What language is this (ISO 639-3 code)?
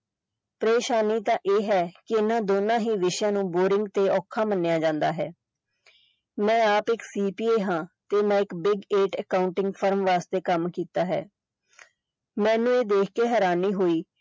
pan